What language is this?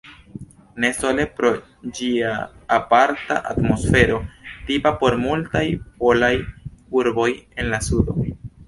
Esperanto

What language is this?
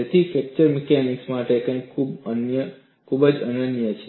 Gujarati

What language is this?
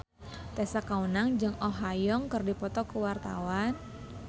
Sundanese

